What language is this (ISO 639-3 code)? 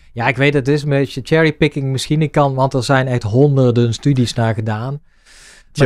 nld